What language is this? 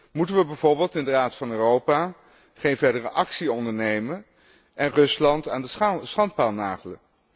Dutch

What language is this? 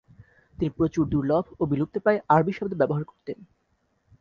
Bangla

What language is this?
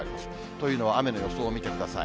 Japanese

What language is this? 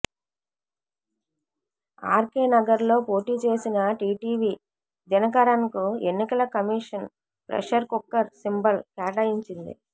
Telugu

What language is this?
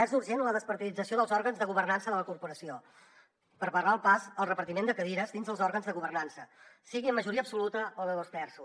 Catalan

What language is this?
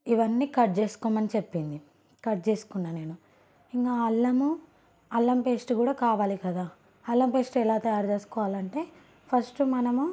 Telugu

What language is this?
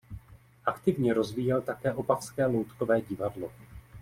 Czech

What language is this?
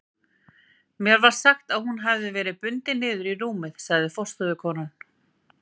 Icelandic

